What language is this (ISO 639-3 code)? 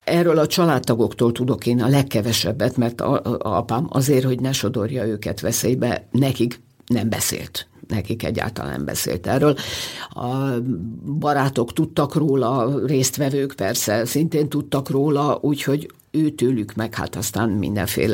hun